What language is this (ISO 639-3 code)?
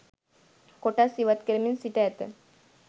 sin